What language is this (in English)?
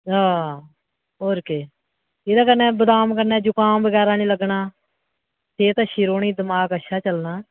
Dogri